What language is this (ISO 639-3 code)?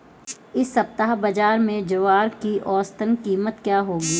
hin